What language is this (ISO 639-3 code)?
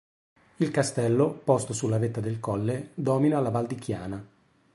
ita